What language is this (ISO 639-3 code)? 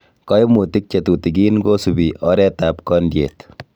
kln